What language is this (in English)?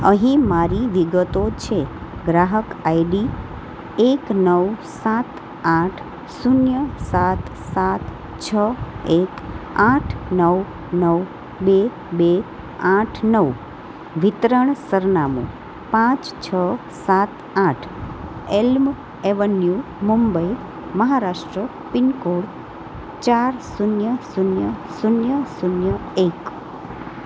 Gujarati